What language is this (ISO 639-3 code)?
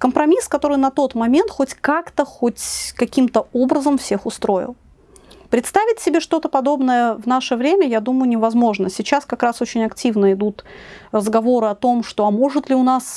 rus